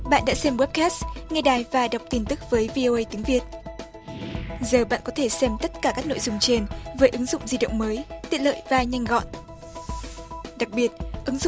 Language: Vietnamese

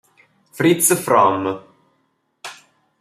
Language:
Italian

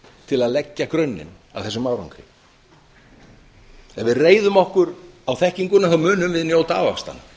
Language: Icelandic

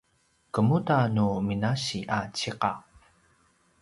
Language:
Paiwan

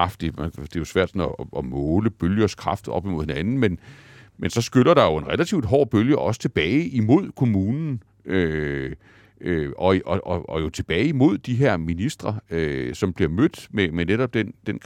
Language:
Danish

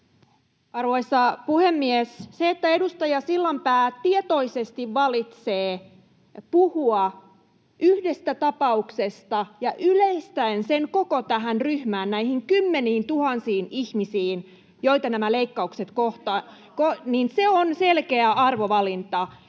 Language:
Finnish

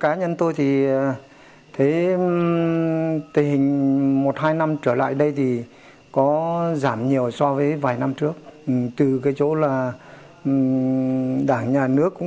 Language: Vietnamese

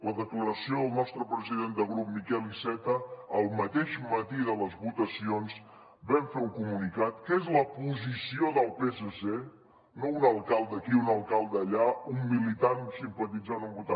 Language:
Catalan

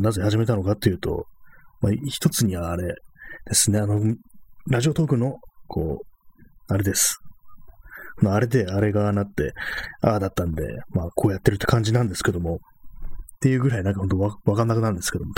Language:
Japanese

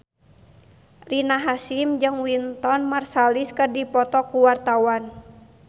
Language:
Sundanese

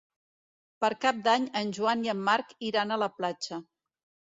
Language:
Catalan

